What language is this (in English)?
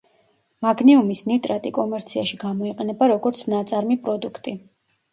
Georgian